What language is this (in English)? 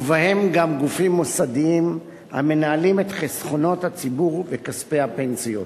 Hebrew